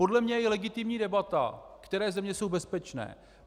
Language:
Czech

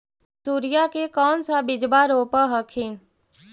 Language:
Magahi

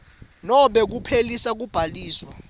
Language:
Swati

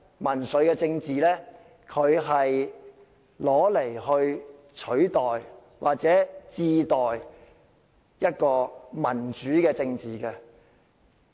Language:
Cantonese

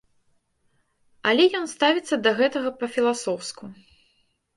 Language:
Belarusian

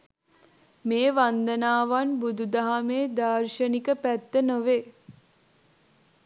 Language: Sinhala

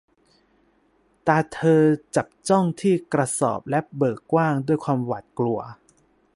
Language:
Thai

